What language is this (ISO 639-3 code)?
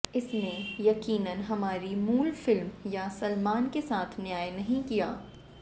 hin